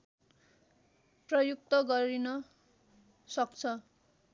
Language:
Nepali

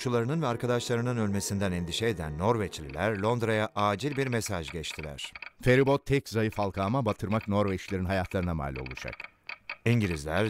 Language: Turkish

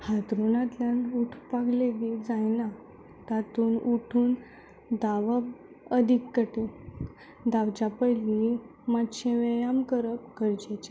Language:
Konkani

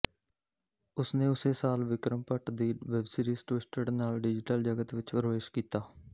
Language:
Punjabi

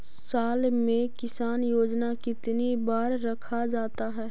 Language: Magahi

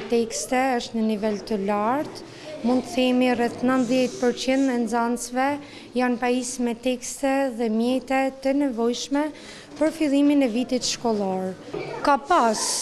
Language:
Romanian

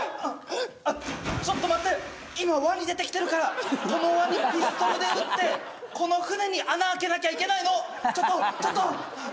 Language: Japanese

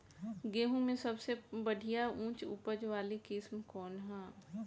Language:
Bhojpuri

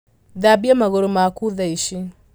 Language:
Kikuyu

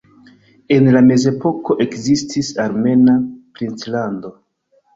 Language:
Esperanto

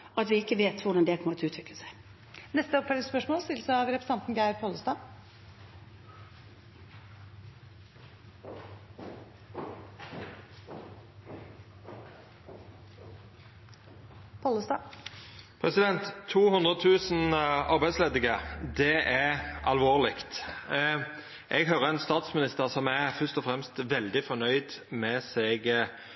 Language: Norwegian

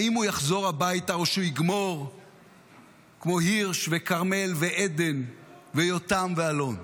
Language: Hebrew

